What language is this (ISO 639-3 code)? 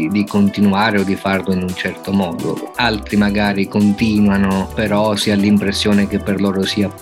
ita